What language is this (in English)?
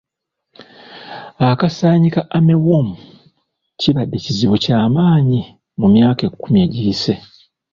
Ganda